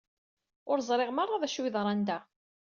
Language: Kabyle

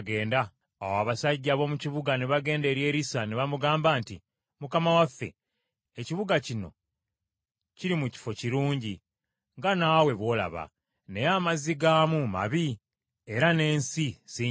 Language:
Ganda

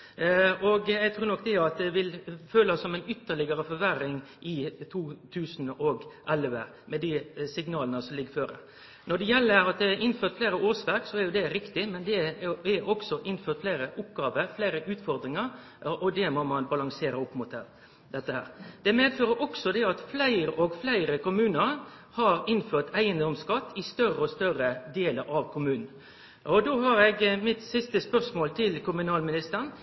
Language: Norwegian Nynorsk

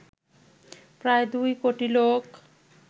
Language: Bangla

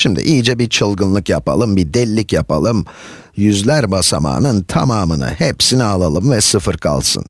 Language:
Turkish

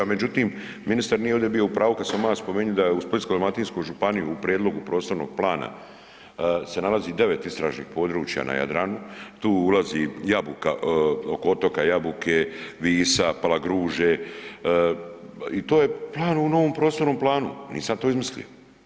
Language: Croatian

